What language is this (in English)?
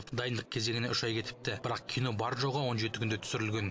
Kazakh